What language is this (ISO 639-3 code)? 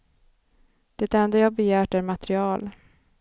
swe